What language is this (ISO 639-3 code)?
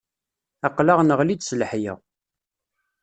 kab